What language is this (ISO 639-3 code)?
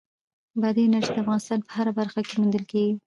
pus